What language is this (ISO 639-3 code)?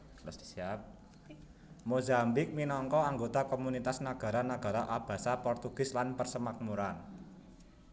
jav